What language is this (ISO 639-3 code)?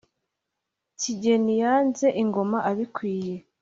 kin